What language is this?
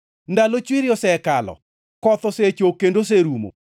Luo (Kenya and Tanzania)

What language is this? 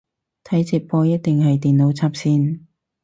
Cantonese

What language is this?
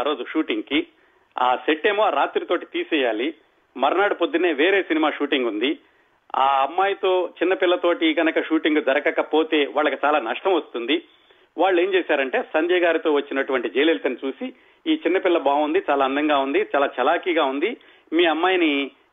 Telugu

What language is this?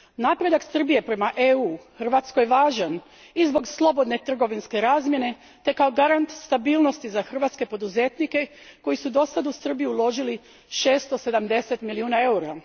Croatian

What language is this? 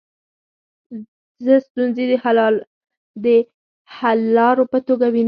Pashto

